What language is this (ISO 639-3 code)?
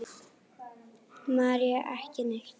isl